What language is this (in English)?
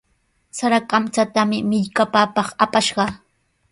Sihuas Ancash Quechua